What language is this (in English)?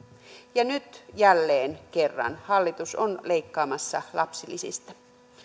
Finnish